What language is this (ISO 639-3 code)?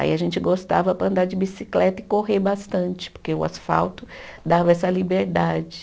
por